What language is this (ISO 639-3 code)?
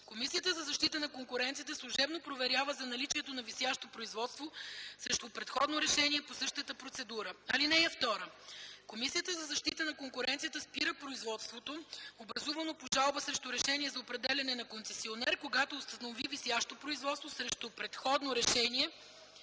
bul